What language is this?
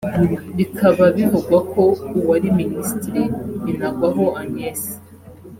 Kinyarwanda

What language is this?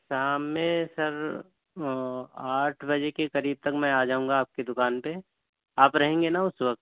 Urdu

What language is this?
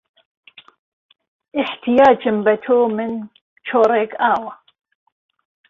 Central Kurdish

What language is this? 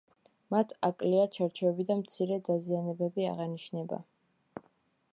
Georgian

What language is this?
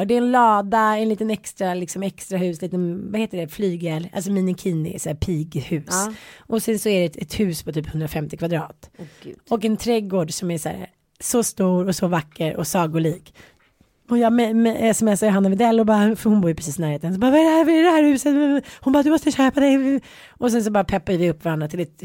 Swedish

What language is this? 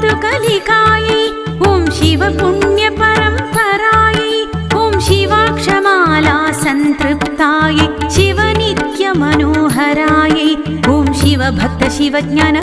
Thai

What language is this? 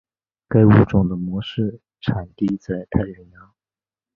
Chinese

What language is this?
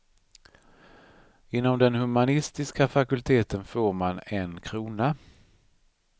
Swedish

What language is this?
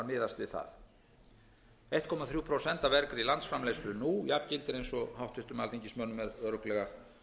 Icelandic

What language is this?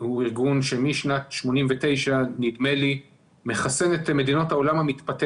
Hebrew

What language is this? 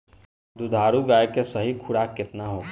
Bhojpuri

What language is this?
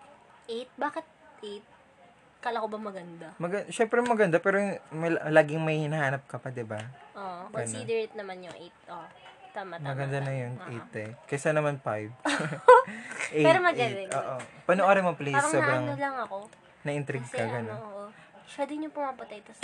Filipino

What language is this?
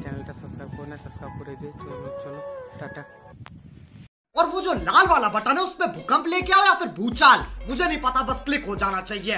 Hindi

